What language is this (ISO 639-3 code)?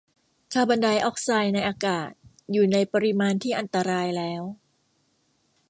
tha